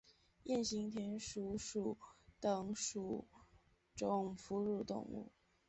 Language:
Chinese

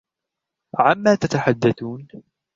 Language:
Arabic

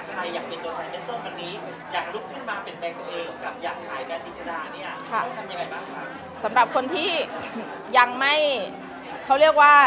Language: Thai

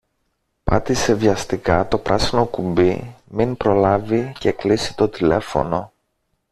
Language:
Greek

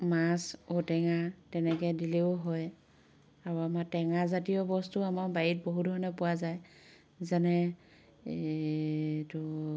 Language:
Assamese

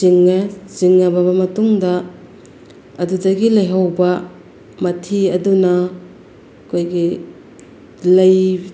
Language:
Manipuri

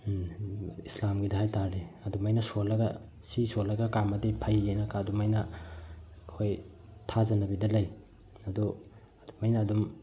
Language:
Manipuri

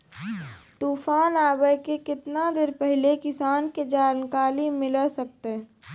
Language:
Maithili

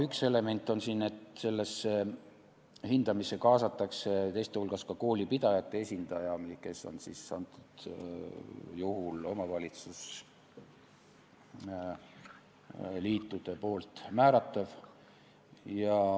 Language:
Estonian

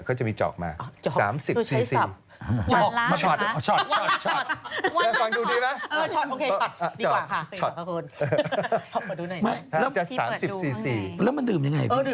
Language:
Thai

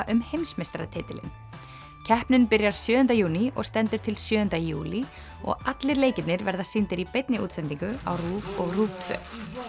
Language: Icelandic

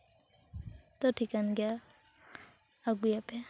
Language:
Santali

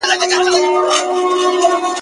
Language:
Pashto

